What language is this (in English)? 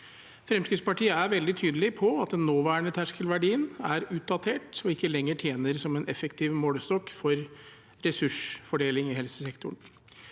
Norwegian